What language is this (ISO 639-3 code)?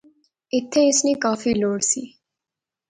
phr